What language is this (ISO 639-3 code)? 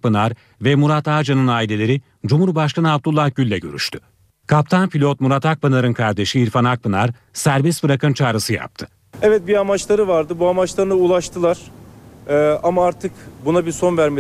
tur